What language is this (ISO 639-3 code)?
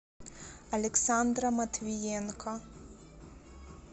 rus